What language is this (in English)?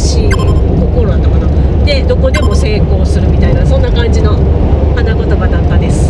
Japanese